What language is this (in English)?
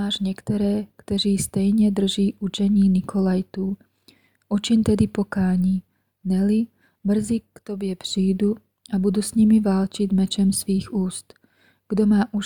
Czech